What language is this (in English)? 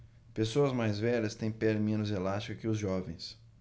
Portuguese